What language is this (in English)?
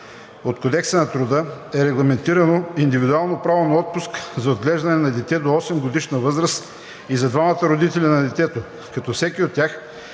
Bulgarian